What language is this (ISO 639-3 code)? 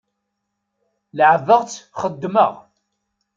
kab